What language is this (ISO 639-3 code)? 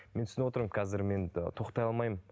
kaz